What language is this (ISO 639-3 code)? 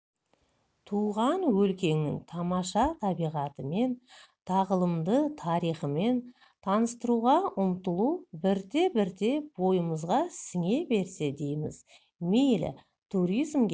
kaz